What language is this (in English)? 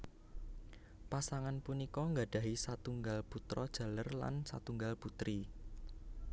Javanese